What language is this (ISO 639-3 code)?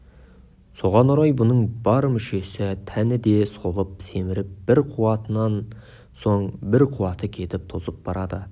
kaz